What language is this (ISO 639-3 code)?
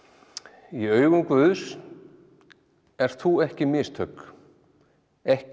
isl